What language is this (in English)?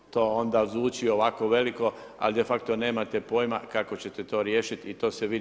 Croatian